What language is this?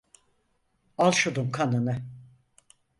Turkish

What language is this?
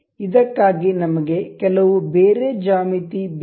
Kannada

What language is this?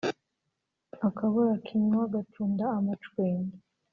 Kinyarwanda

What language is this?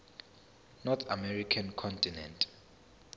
Zulu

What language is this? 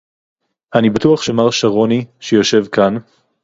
Hebrew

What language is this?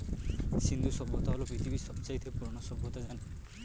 Bangla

